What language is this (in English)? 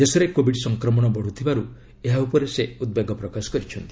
Odia